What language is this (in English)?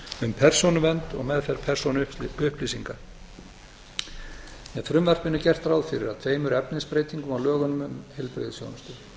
Icelandic